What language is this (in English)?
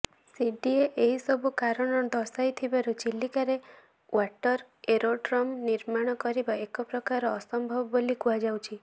Odia